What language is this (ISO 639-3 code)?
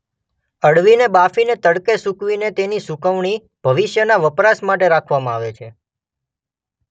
guj